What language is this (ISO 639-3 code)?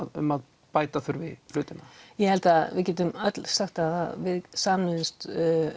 isl